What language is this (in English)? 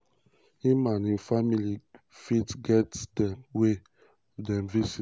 Nigerian Pidgin